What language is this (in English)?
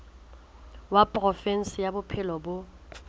Southern Sotho